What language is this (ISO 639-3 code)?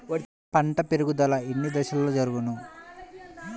tel